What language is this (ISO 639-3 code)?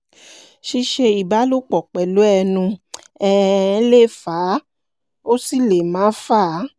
yor